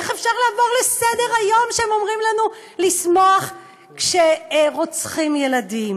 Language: Hebrew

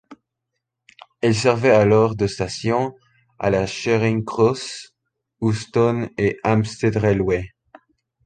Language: French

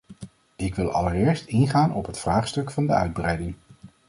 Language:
Dutch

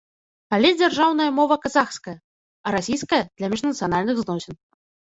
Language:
Belarusian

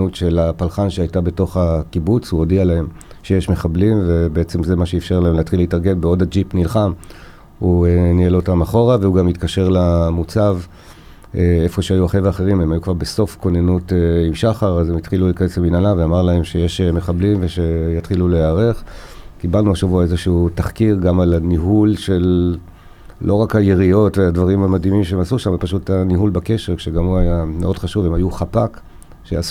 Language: Hebrew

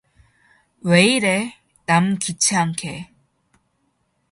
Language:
Korean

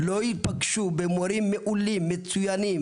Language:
Hebrew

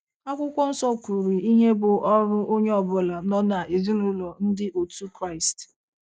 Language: Igbo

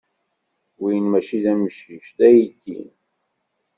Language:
Kabyle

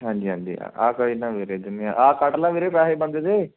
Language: Punjabi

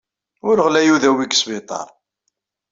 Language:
Kabyle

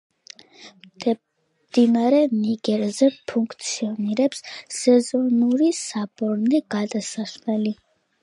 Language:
Georgian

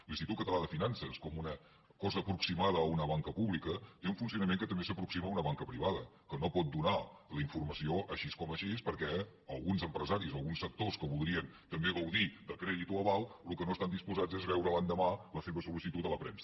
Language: Catalan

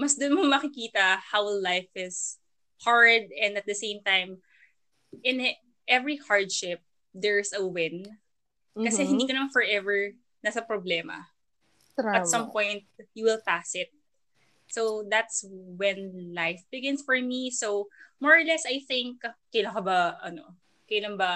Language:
Filipino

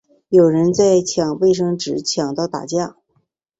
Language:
Chinese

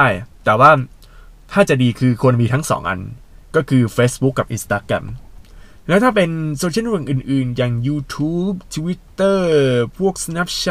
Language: Thai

